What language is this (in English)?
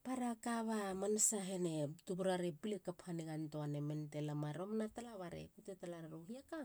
Halia